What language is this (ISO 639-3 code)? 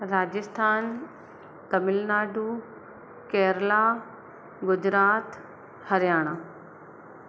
snd